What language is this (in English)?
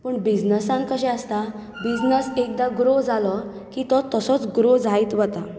Konkani